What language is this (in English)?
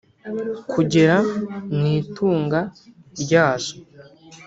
Kinyarwanda